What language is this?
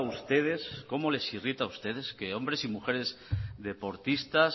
Spanish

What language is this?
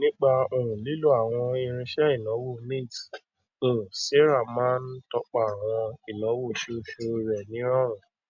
Yoruba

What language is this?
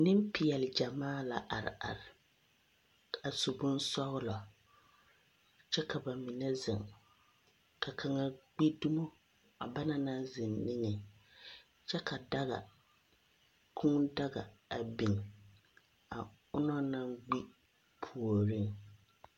Southern Dagaare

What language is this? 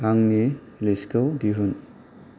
Bodo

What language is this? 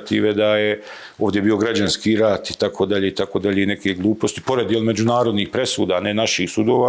Croatian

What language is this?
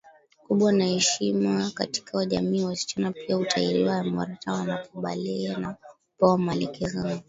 Swahili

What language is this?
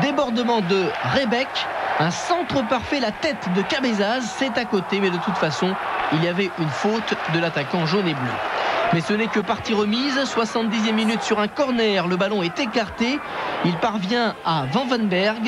French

